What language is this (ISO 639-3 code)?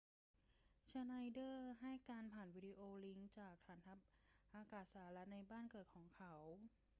tha